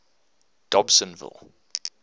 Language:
English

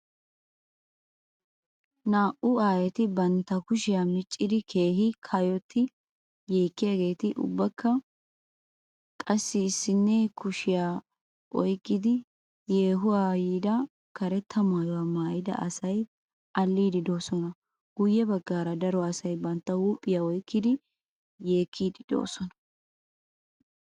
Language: Wolaytta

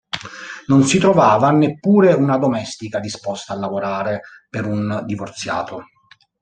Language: Italian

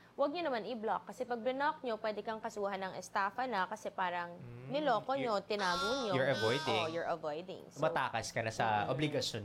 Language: Filipino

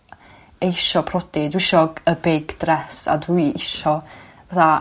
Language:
Welsh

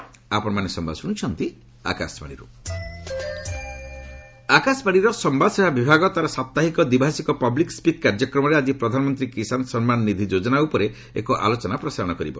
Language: Odia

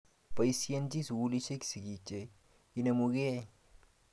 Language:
Kalenjin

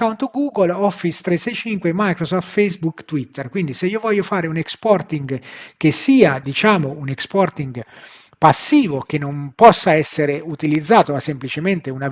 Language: Italian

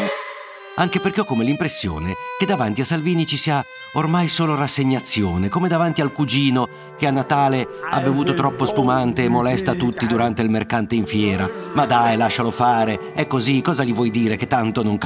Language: Italian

